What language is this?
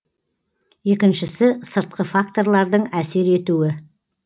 Kazakh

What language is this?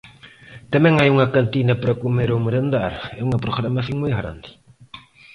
Galician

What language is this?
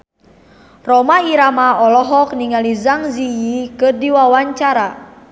Sundanese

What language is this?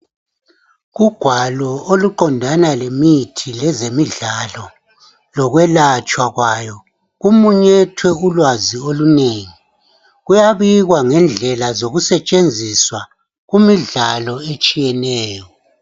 North Ndebele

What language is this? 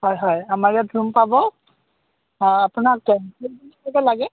Assamese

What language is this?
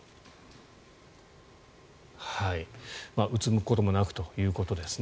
Japanese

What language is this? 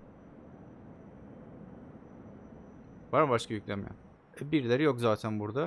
Turkish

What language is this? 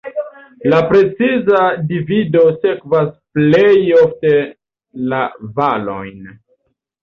Esperanto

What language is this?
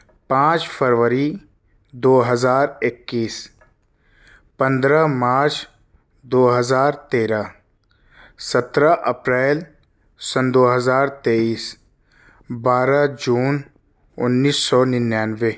Urdu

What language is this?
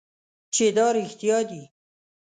Pashto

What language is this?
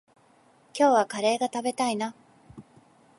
Japanese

